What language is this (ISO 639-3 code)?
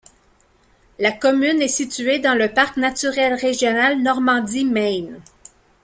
fra